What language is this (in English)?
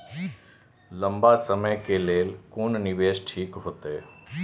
Maithili